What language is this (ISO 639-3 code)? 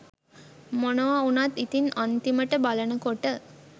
sin